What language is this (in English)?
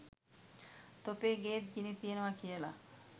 Sinhala